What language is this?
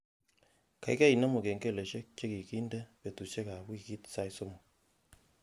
Kalenjin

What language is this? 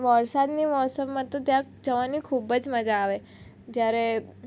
Gujarati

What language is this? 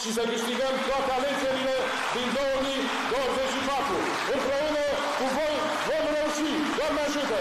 Romanian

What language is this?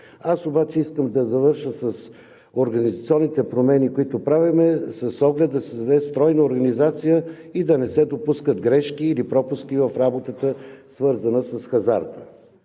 Bulgarian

